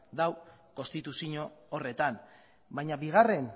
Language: Basque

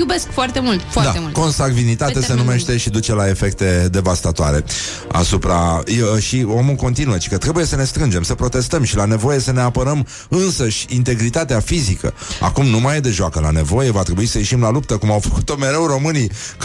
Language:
Romanian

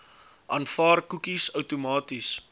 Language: Afrikaans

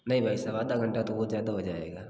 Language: Hindi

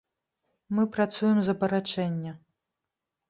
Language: Belarusian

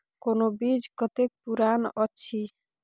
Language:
Maithili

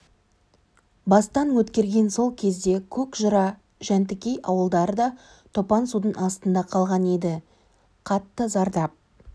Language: Kazakh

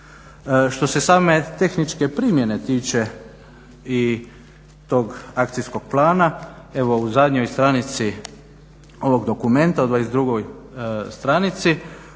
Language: Croatian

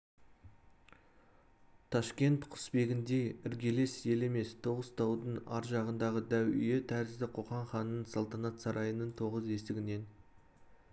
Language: Kazakh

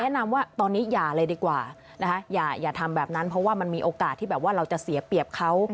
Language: Thai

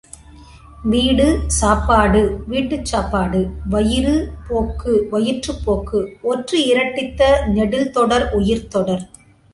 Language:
Tamil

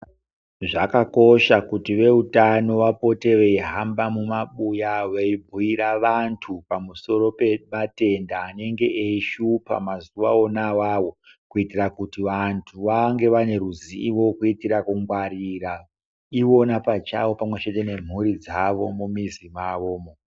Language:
Ndau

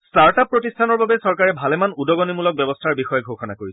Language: Assamese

